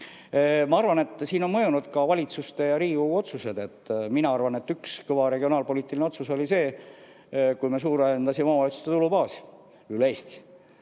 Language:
Estonian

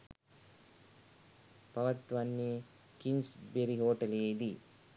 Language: Sinhala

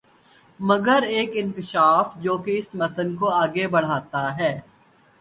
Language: Urdu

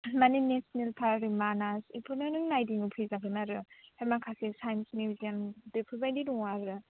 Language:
Bodo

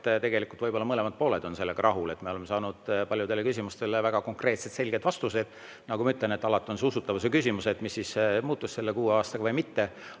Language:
Estonian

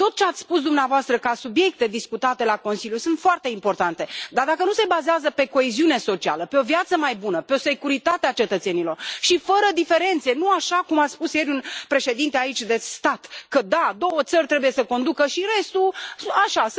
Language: Romanian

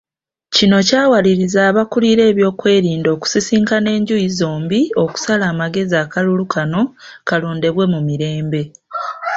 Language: Ganda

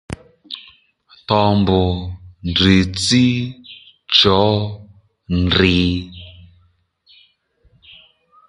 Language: Lendu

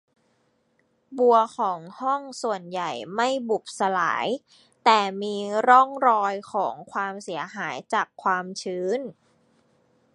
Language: Thai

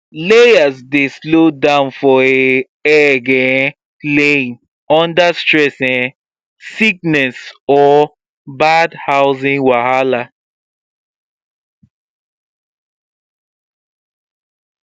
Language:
Nigerian Pidgin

